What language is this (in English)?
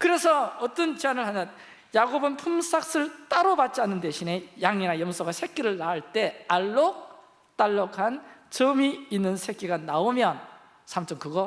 Korean